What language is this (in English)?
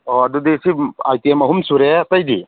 Manipuri